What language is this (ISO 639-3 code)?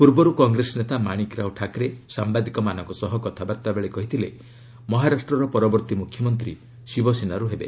ori